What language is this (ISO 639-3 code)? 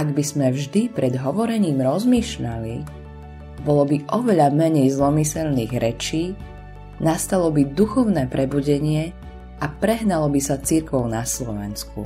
slk